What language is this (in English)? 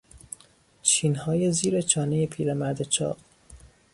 Persian